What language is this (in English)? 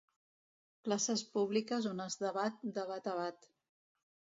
Catalan